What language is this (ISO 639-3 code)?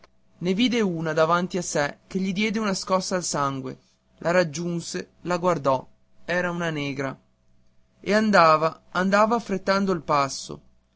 ita